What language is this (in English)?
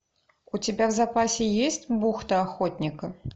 Russian